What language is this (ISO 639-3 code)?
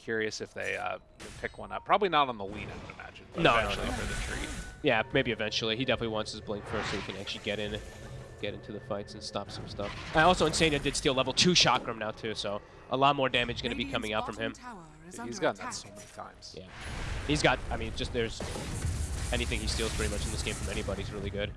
eng